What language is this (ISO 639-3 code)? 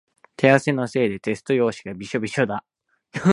jpn